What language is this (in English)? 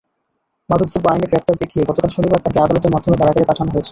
Bangla